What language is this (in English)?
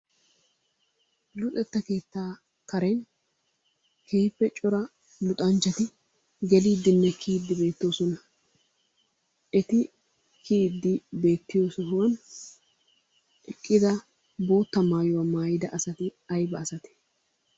Wolaytta